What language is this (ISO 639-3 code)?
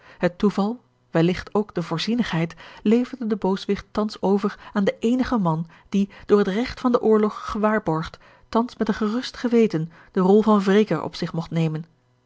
nld